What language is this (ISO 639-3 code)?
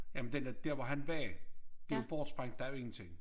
dan